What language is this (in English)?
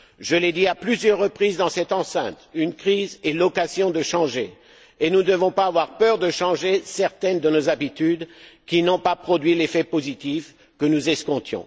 French